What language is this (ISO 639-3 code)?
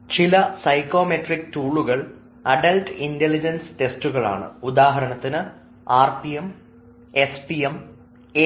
mal